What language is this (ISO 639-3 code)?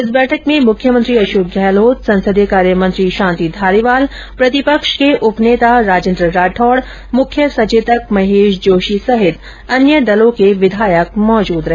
hin